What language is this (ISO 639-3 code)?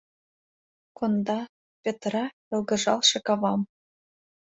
chm